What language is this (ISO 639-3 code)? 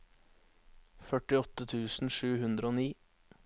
nor